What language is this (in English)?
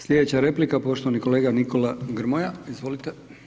Croatian